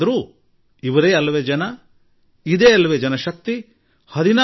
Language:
Kannada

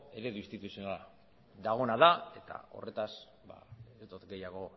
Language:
Basque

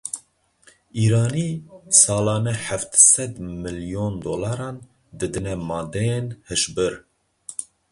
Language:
Kurdish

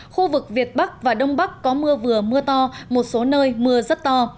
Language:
Vietnamese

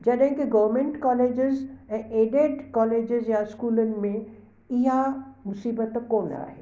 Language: Sindhi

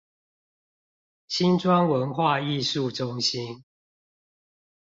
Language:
Chinese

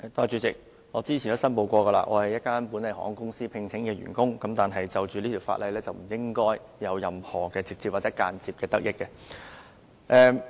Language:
Cantonese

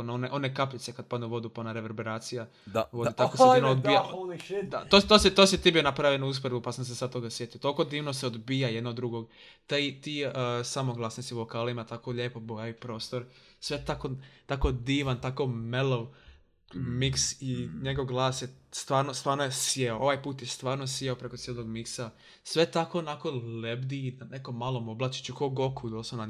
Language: Croatian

